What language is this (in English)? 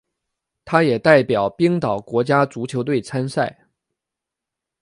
Chinese